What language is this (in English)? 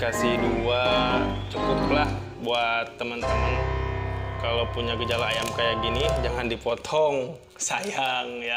Indonesian